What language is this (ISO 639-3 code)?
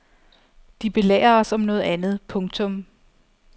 dan